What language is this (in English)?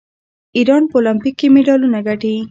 Pashto